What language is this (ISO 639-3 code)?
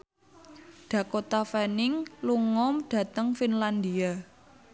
jav